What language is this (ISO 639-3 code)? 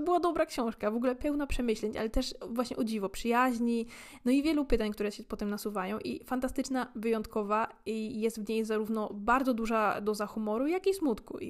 pol